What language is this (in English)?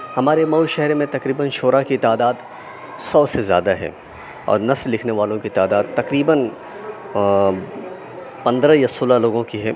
Urdu